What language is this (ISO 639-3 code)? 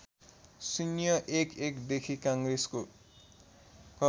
nep